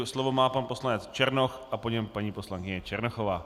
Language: Czech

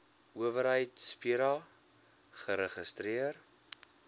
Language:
Afrikaans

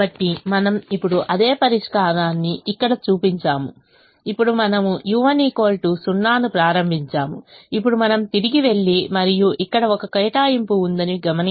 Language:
Telugu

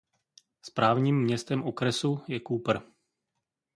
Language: Czech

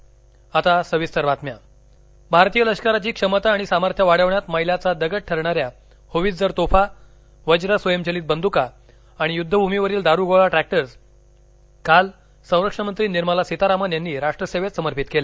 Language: Marathi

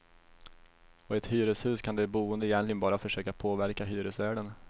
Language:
Swedish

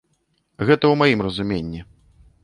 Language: Belarusian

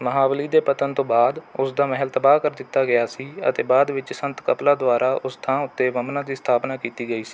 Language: Punjabi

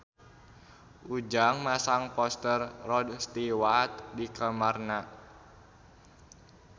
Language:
Sundanese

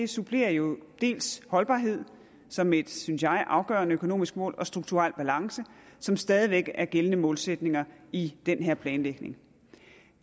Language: Danish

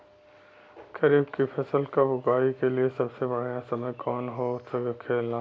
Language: Bhojpuri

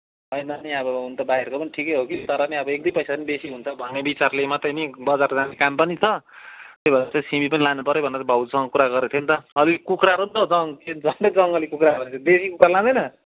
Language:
Nepali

